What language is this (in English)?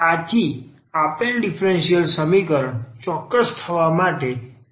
Gujarati